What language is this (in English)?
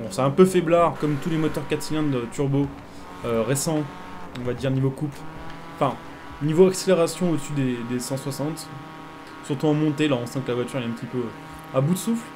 French